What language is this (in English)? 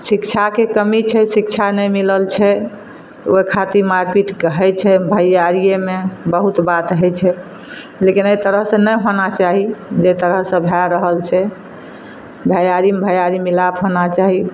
Maithili